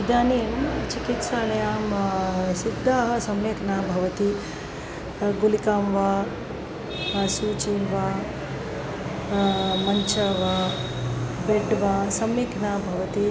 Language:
Sanskrit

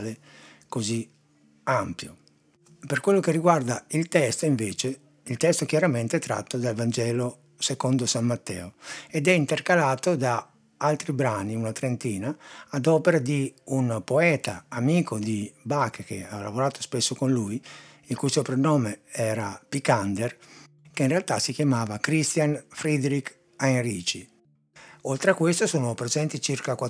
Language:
Italian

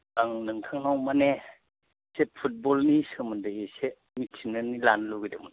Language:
Bodo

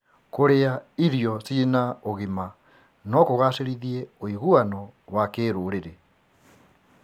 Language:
Kikuyu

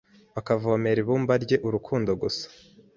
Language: Kinyarwanda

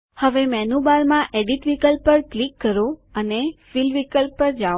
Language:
Gujarati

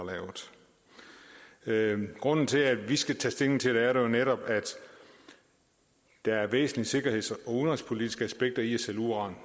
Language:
Danish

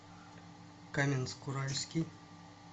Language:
Russian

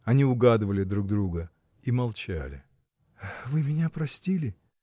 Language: Russian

